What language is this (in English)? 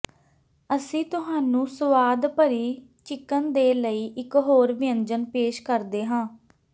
Punjabi